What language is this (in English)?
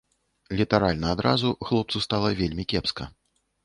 Belarusian